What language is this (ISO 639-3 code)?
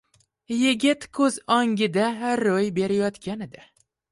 uzb